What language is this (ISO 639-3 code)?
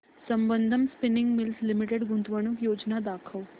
mar